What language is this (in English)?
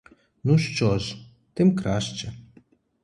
Ukrainian